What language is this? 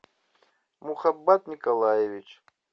Russian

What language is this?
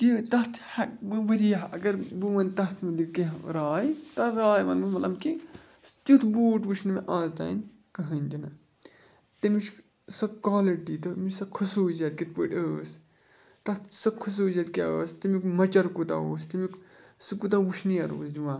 Kashmiri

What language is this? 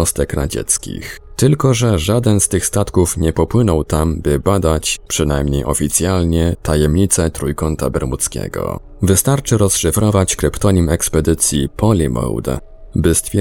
Polish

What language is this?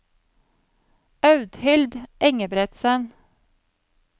Norwegian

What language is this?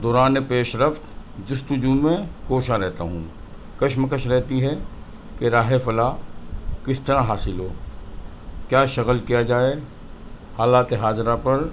Urdu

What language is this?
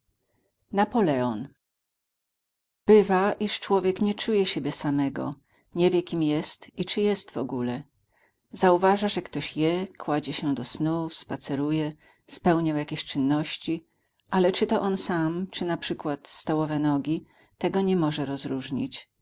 Polish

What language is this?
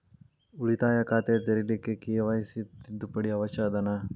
Kannada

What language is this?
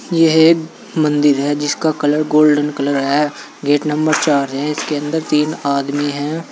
Hindi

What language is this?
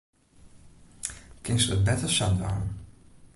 Western Frisian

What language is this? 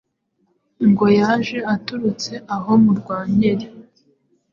Kinyarwanda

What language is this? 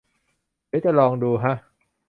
Thai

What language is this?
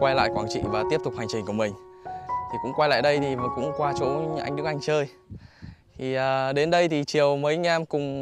Vietnamese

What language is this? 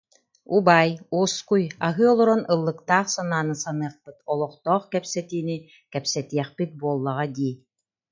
Yakut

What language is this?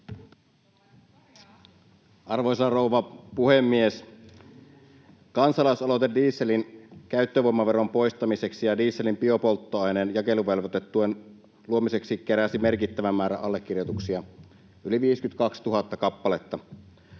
Finnish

